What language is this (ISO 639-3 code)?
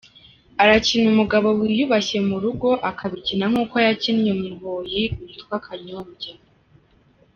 kin